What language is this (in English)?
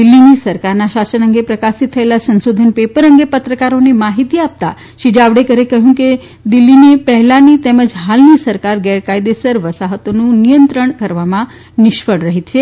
Gujarati